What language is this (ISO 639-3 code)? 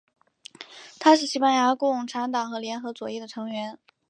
zho